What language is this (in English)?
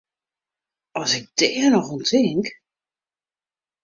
Western Frisian